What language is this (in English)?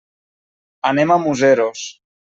Catalan